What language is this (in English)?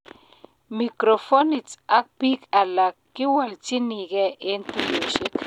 Kalenjin